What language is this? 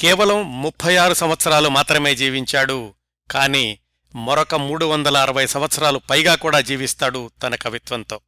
Telugu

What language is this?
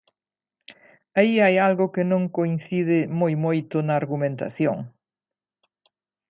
Galician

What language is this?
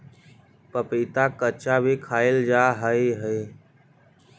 Magahi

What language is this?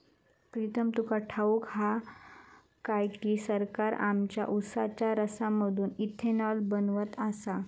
Marathi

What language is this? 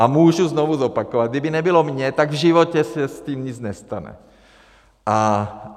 Czech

